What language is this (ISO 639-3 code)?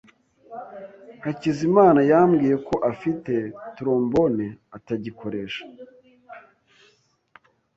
kin